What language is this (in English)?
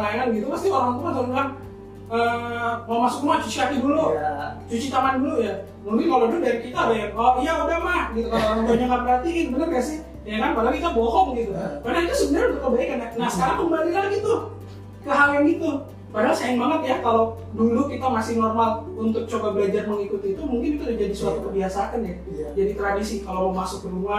Indonesian